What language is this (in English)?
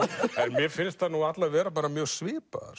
Icelandic